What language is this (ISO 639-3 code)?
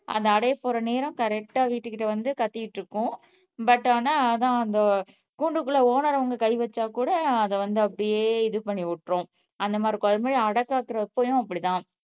tam